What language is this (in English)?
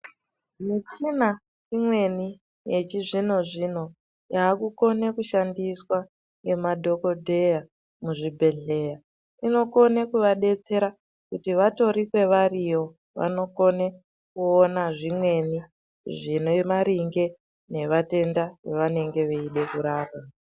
Ndau